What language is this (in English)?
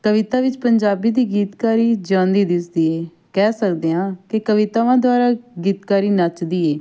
Punjabi